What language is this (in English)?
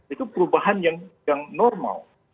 Indonesian